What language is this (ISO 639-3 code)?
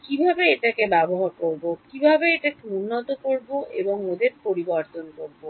ben